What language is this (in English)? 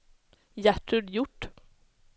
Swedish